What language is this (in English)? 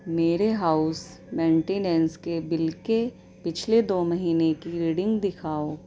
Urdu